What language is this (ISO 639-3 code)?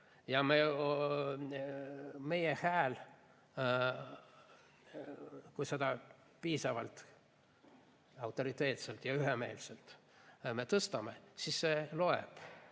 est